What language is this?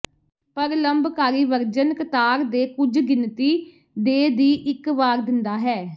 Punjabi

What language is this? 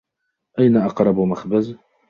Arabic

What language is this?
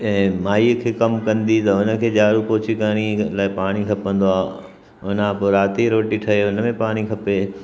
Sindhi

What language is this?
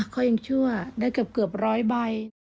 Thai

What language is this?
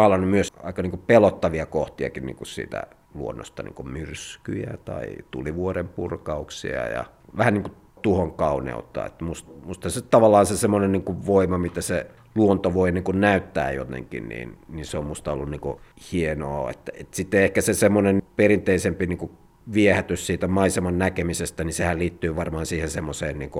Finnish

